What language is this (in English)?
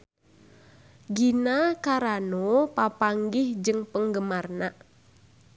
Sundanese